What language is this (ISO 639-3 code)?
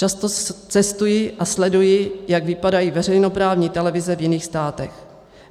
ces